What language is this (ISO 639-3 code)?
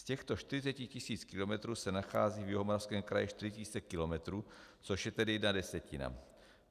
ces